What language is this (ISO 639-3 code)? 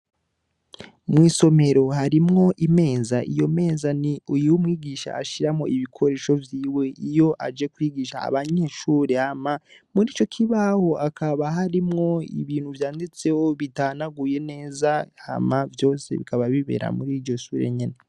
run